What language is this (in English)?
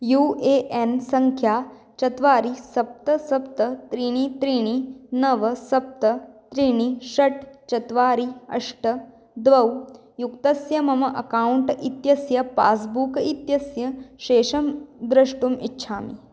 Sanskrit